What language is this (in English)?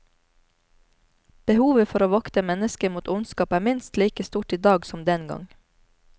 Norwegian